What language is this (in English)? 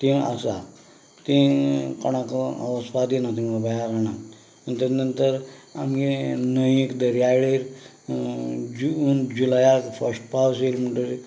Konkani